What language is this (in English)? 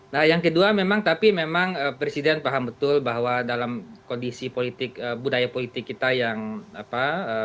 Indonesian